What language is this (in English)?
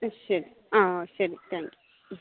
Malayalam